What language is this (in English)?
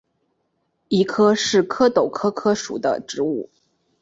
Chinese